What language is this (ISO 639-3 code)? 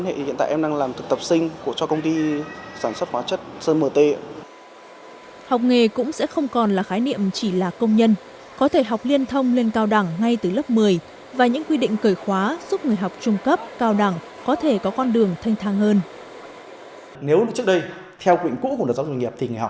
vie